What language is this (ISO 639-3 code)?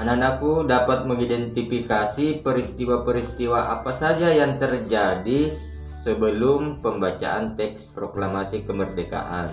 ind